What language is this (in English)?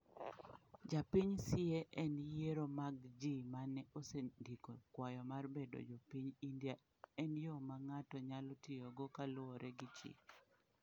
Luo (Kenya and Tanzania)